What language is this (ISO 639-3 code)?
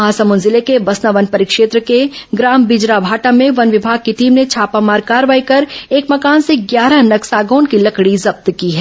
hin